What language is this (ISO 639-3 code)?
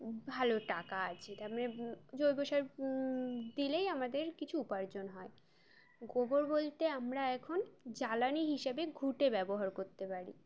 ben